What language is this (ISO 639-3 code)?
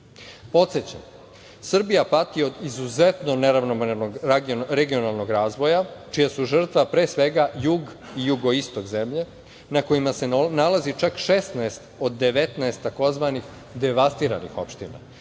srp